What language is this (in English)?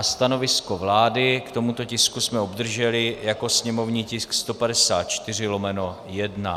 Czech